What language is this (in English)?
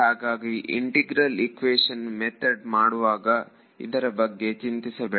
Kannada